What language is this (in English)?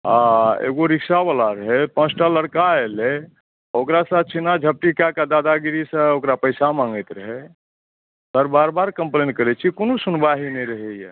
Maithili